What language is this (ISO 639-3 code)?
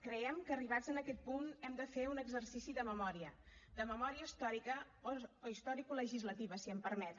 cat